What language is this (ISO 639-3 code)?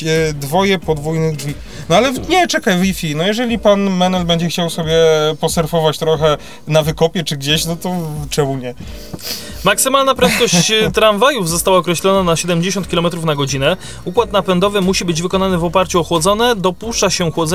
pol